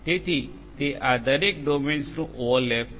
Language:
Gujarati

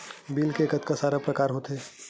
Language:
Chhattisgarhi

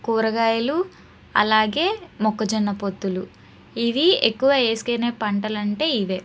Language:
Telugu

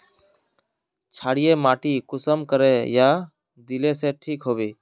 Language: Magahi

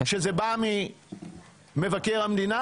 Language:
Hebrew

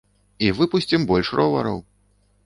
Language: Belarusian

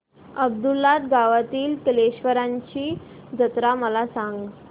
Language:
Marathi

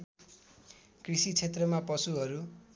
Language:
Nepali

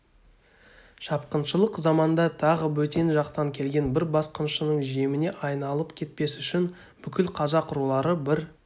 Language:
Kazakh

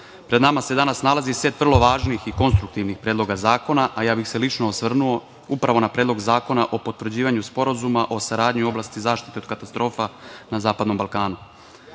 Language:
Serbian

